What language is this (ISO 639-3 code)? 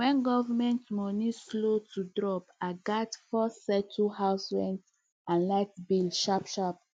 pcm